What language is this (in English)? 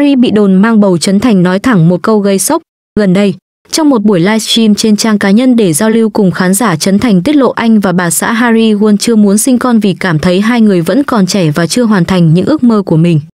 Vietnamese